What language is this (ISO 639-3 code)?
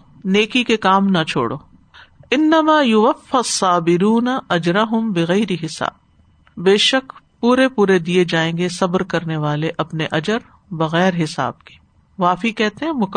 urd